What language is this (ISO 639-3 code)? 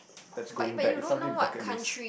eng